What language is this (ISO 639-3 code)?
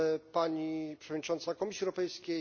pol